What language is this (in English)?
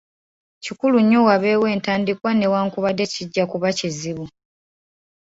Ganda